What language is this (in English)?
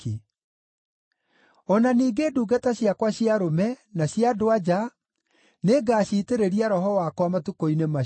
Kikuyu